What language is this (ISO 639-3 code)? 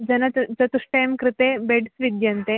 san